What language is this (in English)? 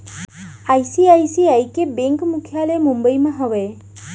Chhattisgarhi